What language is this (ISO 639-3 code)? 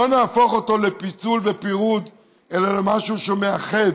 heb